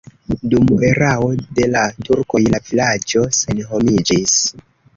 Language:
Esperanto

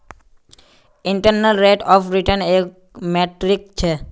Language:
Magahi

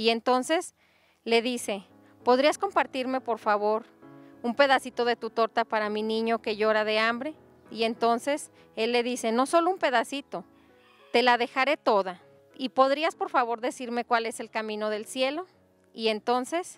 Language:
Spanish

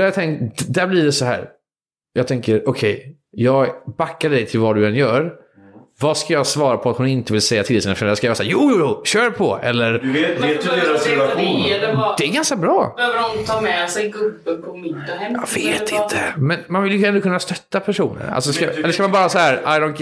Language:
Swedish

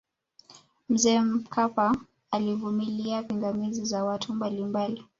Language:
Swahili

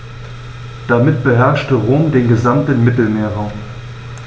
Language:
German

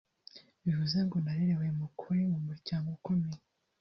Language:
Kinyarwanda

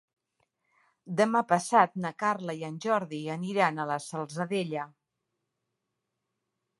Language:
Catalan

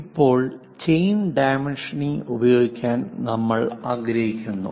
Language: Malayalam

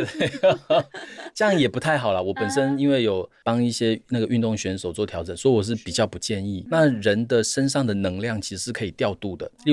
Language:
Chinese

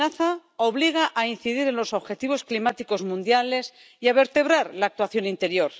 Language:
Spanish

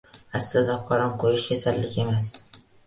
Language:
Uzbek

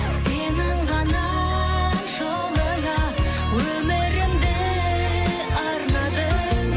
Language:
Kazakh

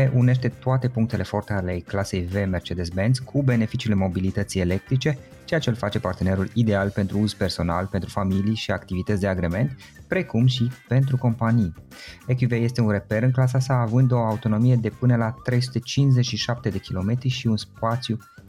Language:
Romanian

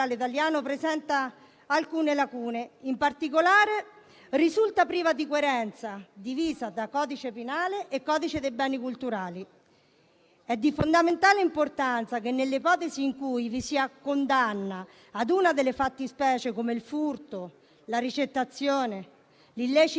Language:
Italian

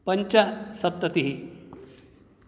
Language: Sanskrit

